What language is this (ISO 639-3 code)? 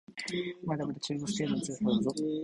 jpn